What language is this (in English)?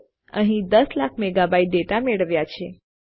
Gujarati